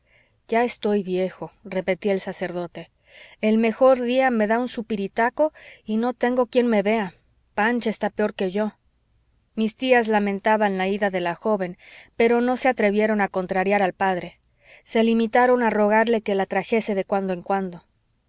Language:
Spanish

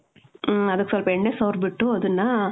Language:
Kannada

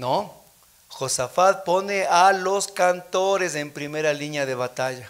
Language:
Spanish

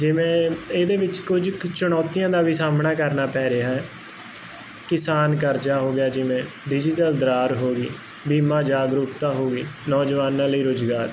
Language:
Punjabi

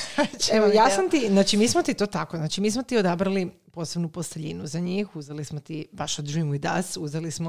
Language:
Croatian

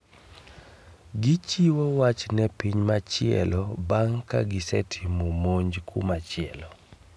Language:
Luo (Kenya and Tanzania)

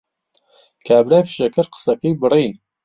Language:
Central Kurdish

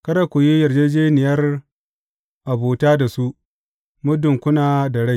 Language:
Hausa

